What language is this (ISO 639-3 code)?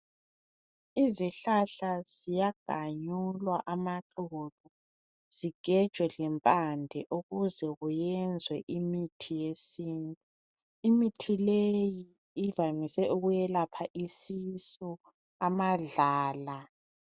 nde